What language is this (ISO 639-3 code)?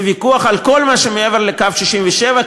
heb